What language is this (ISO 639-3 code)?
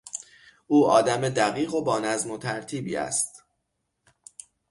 fas